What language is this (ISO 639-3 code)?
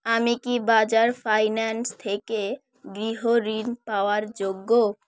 ben